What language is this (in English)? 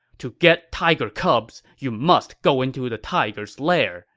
English